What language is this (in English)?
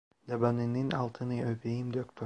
Turkish